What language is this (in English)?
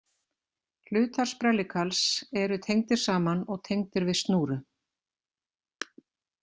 Icelandic